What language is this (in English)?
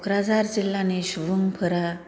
Bodo